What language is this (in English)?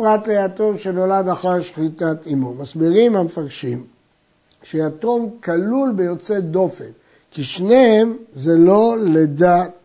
Hebrew